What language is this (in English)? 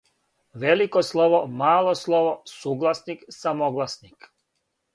Serbian